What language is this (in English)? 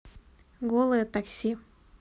Russian